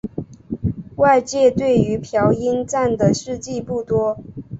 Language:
Chinese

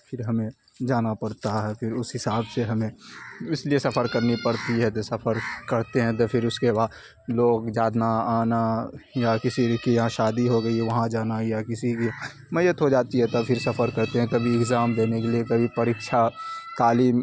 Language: Urdu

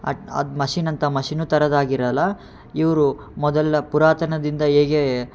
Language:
Kannada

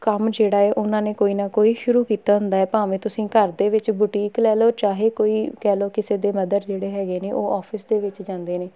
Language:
Punjabi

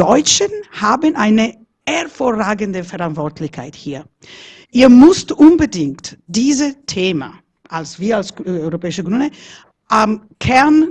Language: German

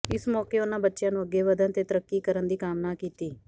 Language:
Punjabi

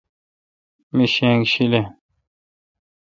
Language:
Kalkoti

